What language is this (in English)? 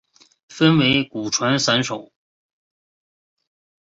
Chinese